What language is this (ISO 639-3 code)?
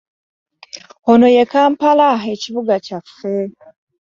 lug